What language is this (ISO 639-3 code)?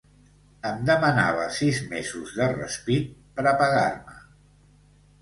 cat